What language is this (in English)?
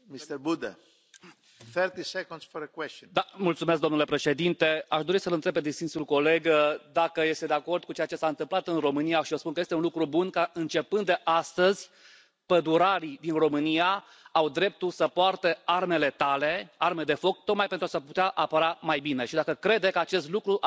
Romanian